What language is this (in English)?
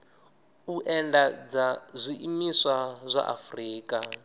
Venda